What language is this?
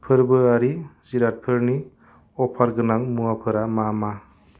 Bodo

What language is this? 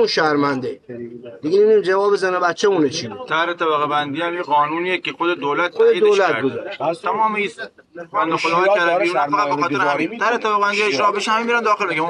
Persian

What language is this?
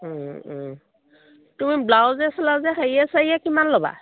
Assamese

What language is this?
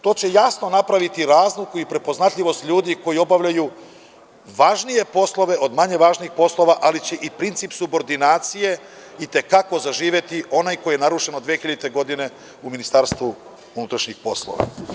Serbian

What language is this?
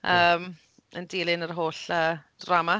Welsh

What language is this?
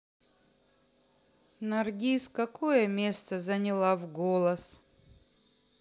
Russian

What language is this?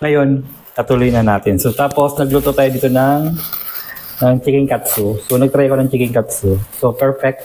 Filipino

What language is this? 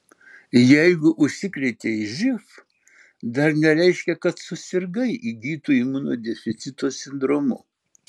Lithuanian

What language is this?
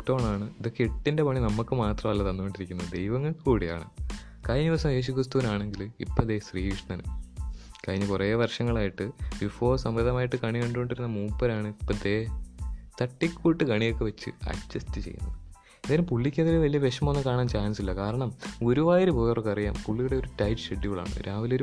Malayalam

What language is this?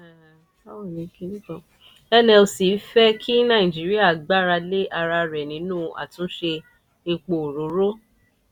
Yoruba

